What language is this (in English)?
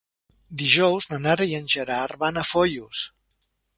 Catalan